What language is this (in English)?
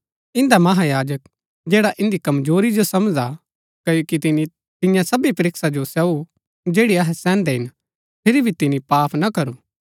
Gaddi